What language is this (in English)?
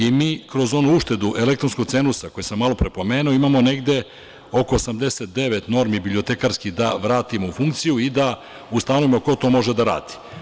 Serbian